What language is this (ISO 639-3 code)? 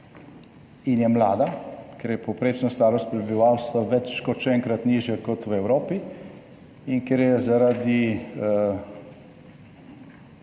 slv